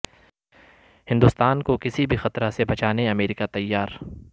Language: Urdu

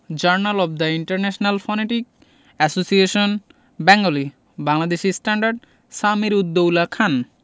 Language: Bangla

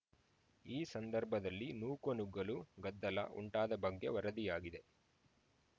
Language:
Kannada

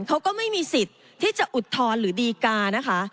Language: Thai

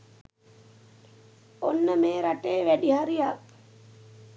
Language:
Sinhala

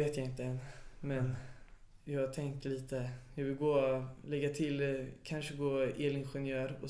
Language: Swedish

